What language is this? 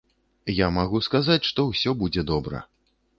Belarusian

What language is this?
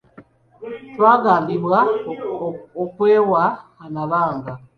Ganda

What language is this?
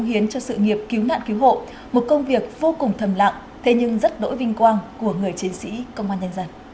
Vietnamese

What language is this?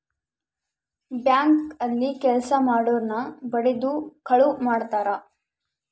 Kannada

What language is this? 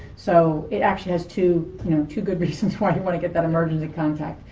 English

